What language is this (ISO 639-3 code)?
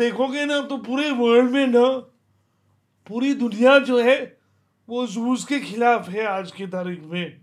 hin